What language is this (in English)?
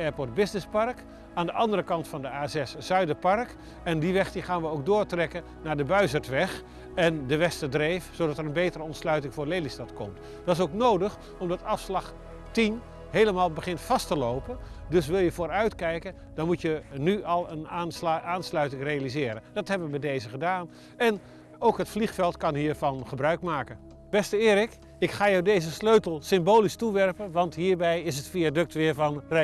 Dutch